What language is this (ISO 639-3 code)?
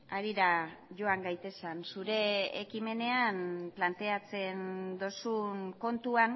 eus